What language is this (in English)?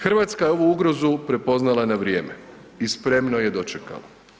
Croatian